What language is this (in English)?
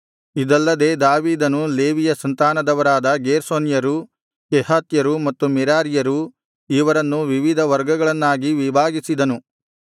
Kannada